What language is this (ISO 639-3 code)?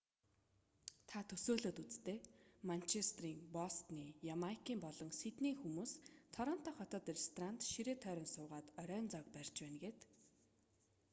mon